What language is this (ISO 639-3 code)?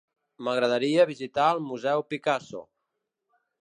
cat